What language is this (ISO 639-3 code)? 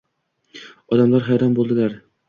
uzb